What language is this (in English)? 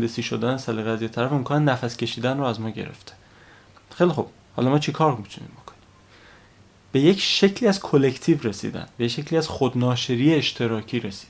Persian